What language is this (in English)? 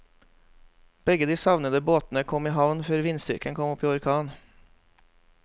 Norwegian